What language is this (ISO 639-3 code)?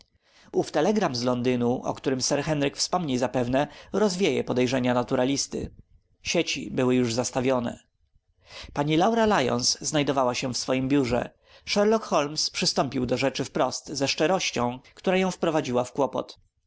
pol